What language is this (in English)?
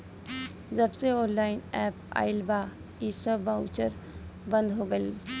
Bhojpuri